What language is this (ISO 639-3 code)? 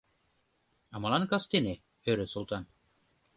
chm